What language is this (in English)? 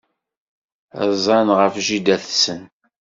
Kabyle